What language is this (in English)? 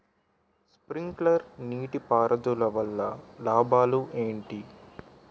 Telugu